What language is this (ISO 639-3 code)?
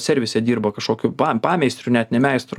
lit